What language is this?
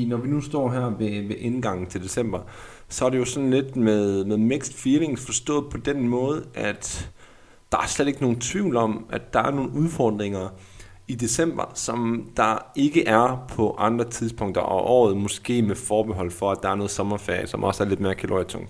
Danish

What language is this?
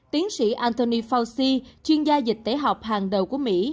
Vietnamese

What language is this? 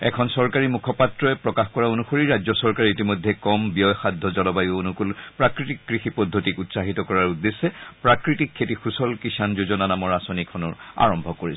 Assamese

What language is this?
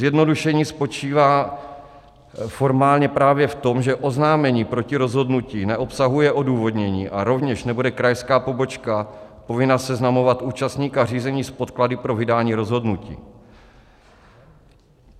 Czech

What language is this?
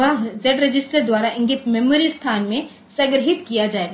Hindi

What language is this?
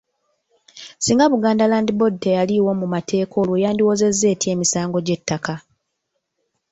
Ganda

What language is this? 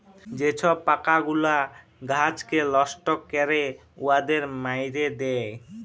Bangla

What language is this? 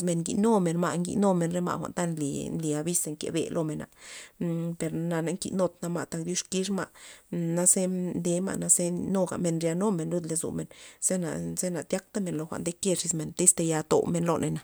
Loxicha Zapotec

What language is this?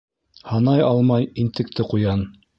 Bashkir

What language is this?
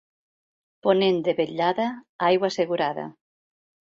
Catalan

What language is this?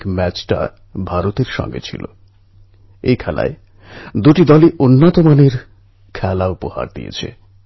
Bangla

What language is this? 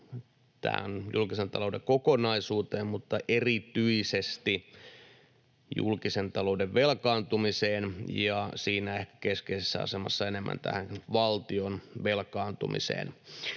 Finnish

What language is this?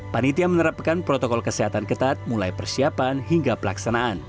Indonesian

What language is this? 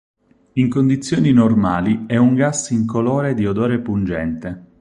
Italian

